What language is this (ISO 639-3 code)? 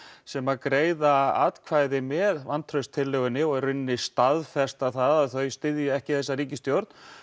isl